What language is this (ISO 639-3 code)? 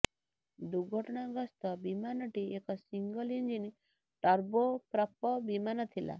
ori